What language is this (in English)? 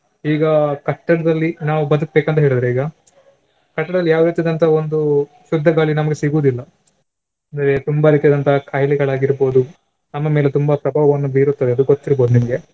Kannada